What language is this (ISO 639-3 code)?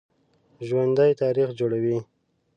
pus